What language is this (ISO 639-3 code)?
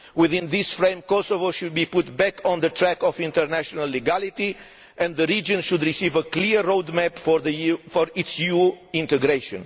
eng